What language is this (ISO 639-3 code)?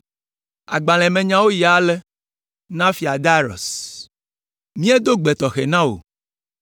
ewe